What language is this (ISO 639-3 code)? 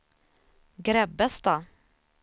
swe